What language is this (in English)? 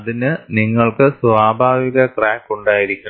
Malayalam